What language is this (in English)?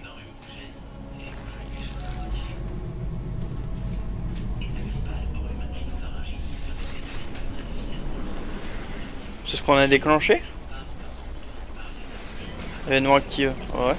French